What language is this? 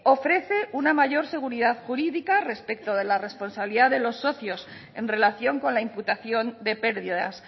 Spanish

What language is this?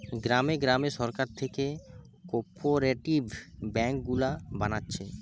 Bangla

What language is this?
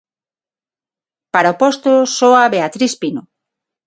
Galician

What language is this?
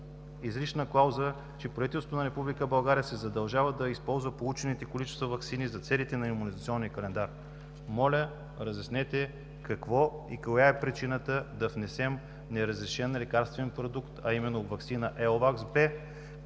Bulgarian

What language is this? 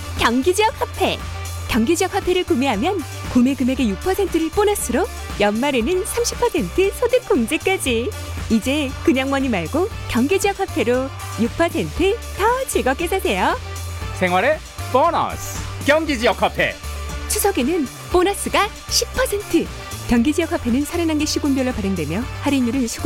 Korean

